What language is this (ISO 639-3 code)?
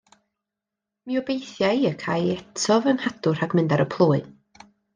cym